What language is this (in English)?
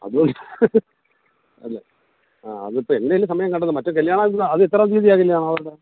Malayalam